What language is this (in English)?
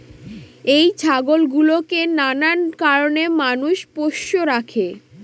Bangla